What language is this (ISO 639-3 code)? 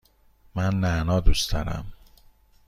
fas